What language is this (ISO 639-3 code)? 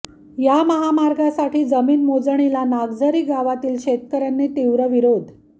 mar